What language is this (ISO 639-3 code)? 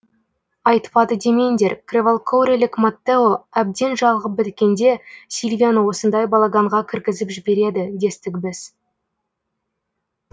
kaz